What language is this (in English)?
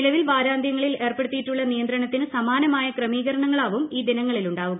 Malayalam